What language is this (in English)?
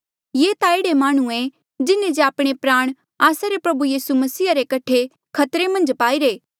Mandeali